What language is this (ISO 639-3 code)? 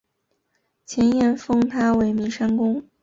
zho